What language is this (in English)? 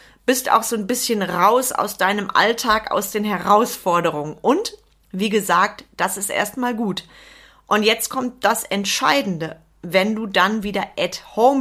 German